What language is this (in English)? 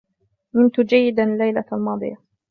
Arabic